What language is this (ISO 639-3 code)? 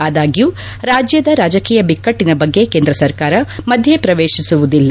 kan